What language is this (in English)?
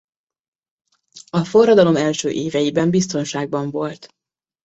Hungarian